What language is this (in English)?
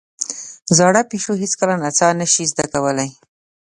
Pashto